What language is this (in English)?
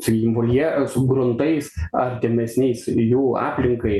Lithuanian